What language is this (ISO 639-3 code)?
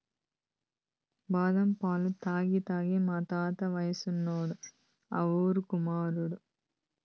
tel